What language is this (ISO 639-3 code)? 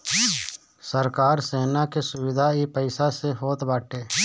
bho